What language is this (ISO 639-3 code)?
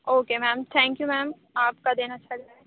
urd